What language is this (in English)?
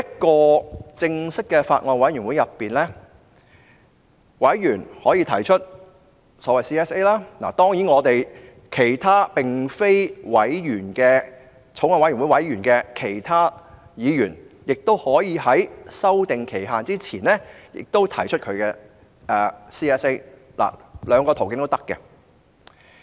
Cantonese